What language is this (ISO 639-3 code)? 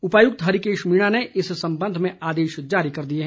hin